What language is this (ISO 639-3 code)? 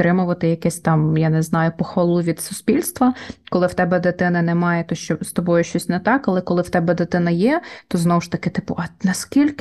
ukr